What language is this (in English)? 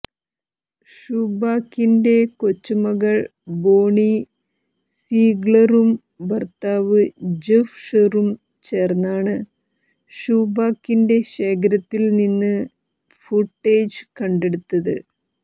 Malayalam